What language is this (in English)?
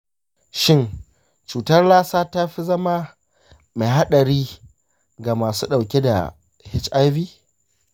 Hausa